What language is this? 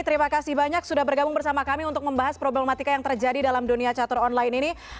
Indonesian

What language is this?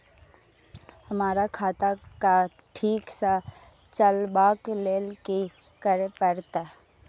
Maithili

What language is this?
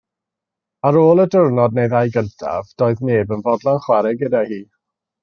Welsh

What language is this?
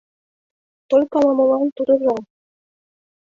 Mari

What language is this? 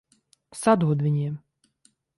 Latvian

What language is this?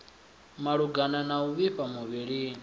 Venda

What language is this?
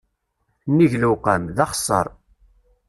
Kabyle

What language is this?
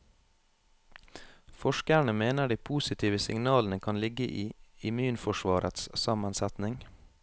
Norwegian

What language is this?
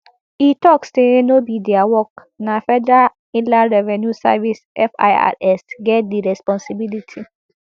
Nigerian Pidgin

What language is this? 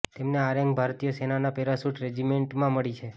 Gujarati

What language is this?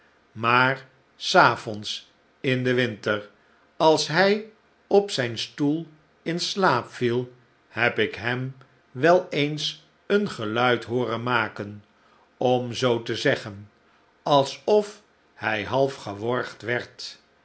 Dutch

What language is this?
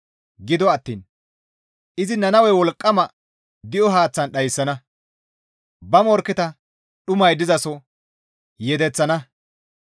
Gamo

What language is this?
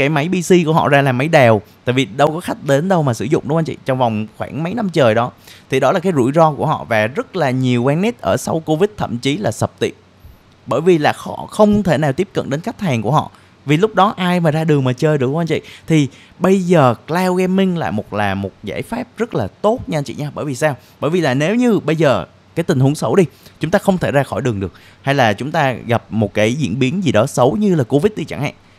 Vietnamese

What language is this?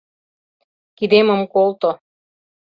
Mari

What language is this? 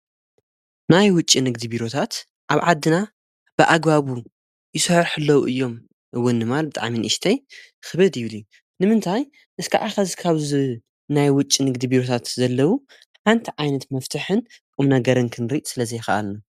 Tigrinya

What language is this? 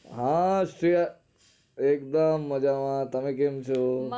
Gujarati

